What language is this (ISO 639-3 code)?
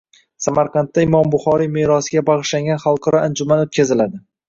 uzb